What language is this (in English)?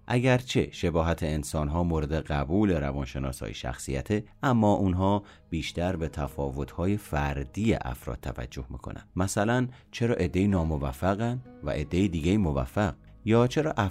Persian